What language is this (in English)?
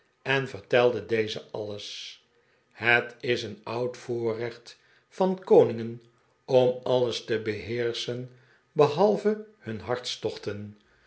Dutch